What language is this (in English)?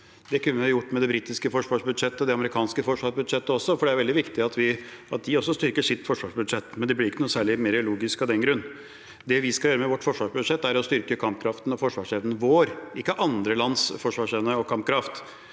Norwegian